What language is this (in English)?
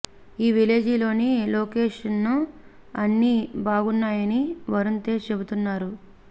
Telugu